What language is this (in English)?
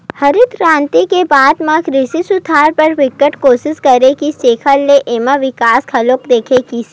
Chhattisgarhi